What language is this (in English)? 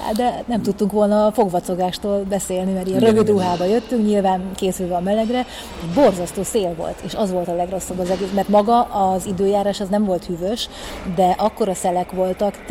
Hungarian